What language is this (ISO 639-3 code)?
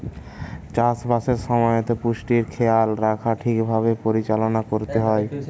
ben